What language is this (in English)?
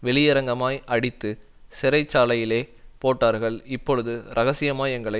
Tamil